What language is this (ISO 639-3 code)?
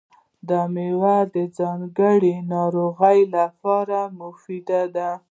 pus